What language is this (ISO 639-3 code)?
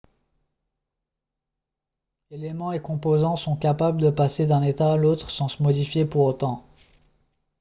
fra